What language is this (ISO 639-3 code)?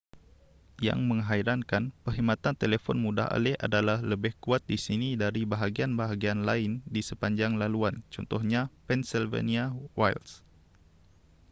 msa